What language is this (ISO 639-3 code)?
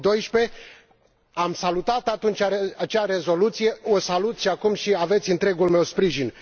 ron